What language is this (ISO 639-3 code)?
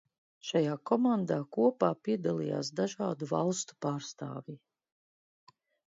lav